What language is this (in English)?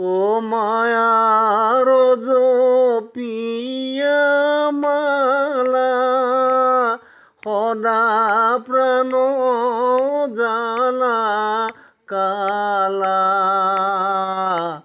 Assamese